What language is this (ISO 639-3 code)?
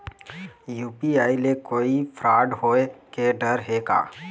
hne